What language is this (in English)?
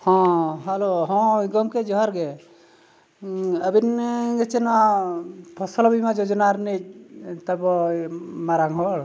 Santali